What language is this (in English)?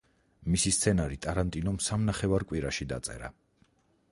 Georgian